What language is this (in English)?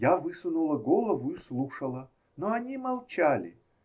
Russian